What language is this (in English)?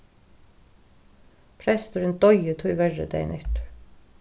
Faroese